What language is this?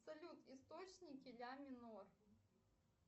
Russian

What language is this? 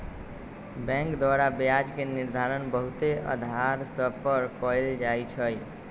Magahi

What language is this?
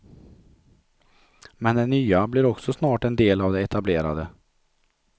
Swedish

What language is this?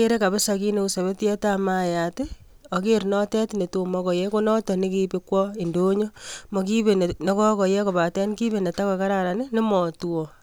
Kalenjin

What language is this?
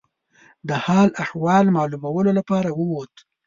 Pashto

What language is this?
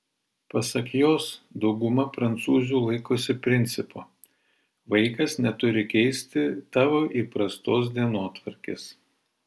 Lithuanian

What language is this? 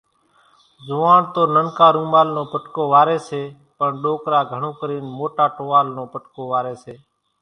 Kachi Koli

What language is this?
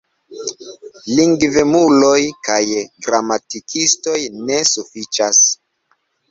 Esperanto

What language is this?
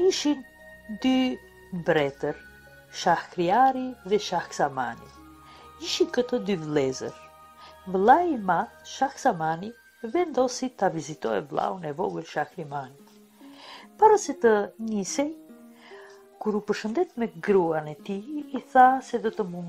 Romanian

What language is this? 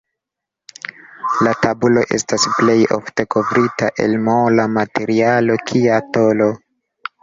Esperanto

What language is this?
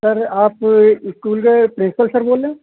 Urdu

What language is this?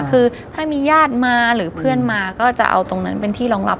Thai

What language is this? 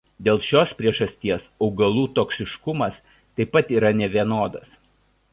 Lithuanian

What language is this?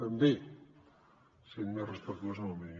Catalan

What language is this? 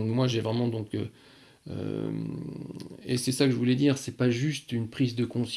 French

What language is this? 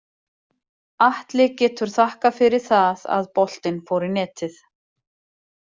Icelandic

